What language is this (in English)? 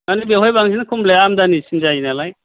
Bodo